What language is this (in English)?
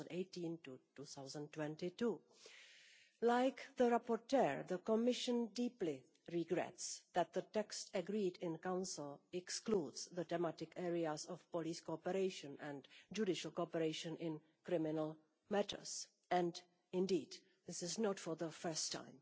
English